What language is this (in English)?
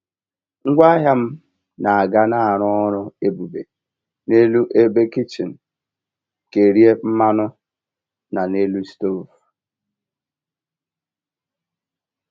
Igbo